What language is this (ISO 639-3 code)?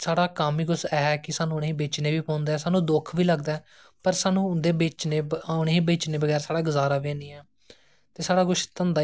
doi